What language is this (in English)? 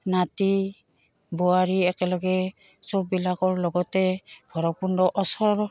Assamese